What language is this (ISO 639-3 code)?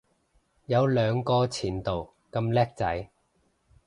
yue